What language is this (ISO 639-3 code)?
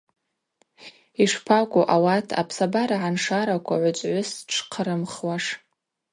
abq